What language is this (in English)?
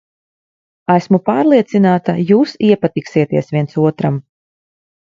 Latvian